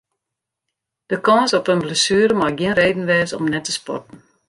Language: Western Frisian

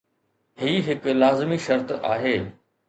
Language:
Sindhi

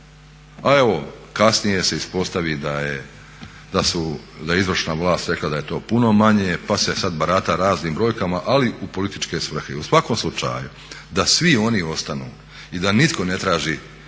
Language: Croatian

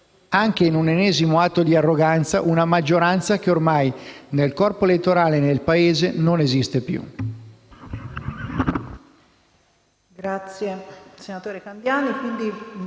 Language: Italian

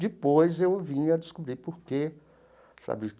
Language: Portuguese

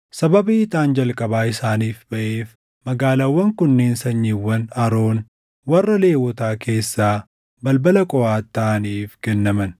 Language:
Oromo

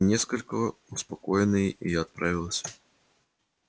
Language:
Russian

